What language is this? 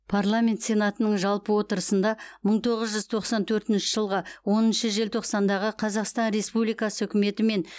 Kazakh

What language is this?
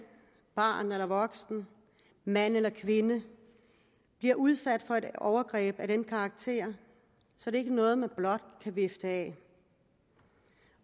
Danish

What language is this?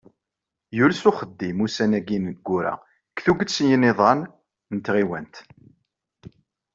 Kabyle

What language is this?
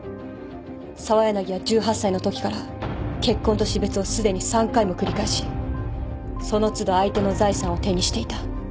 Japanese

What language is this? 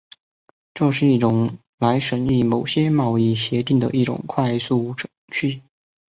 Chinese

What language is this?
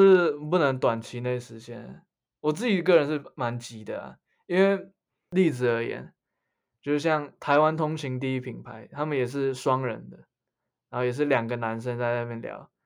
Chinese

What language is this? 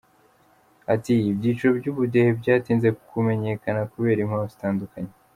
Kinyarwanda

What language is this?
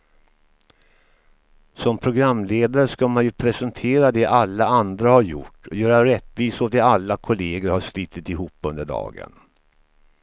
Swedish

